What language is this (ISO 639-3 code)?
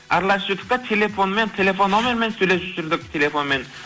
kaz